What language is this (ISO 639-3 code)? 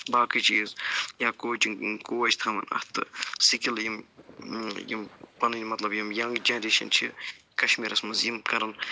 kas